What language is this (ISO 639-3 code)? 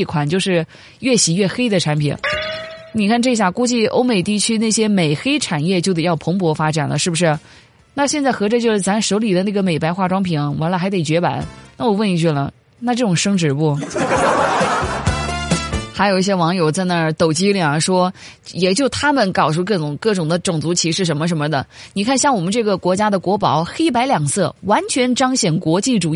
zho